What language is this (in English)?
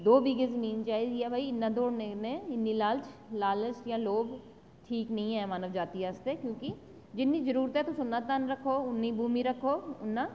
Dogri